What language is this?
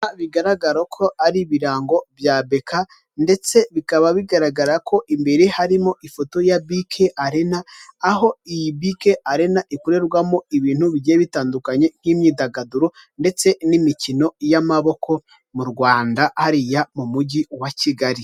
Kinyarwanda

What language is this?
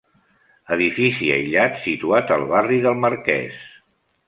Catalan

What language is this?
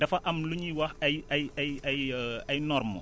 Wolof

